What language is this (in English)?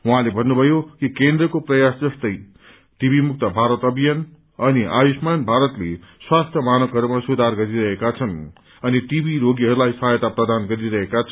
Nepali